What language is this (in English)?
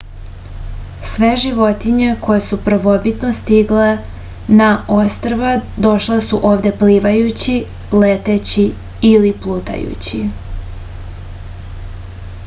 Serbian